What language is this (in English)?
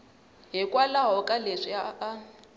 Tsonga